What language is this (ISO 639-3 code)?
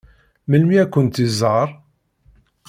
kab